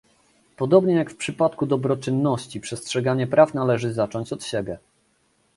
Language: Polish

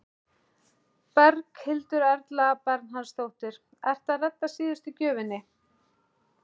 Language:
Icelandic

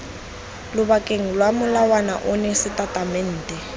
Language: Tswana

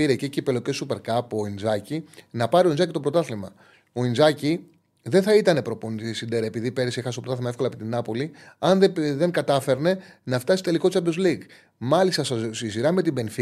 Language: Greek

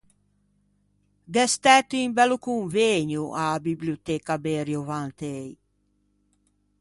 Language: Ligurian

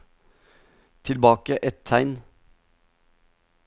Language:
Norwegian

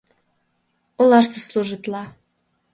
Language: Mari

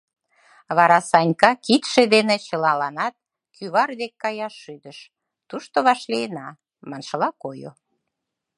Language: Mari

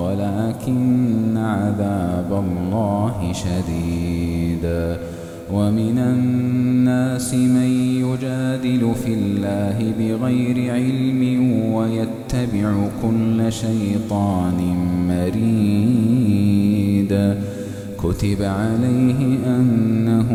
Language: Arabic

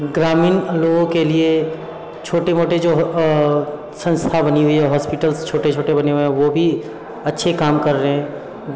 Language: Hindi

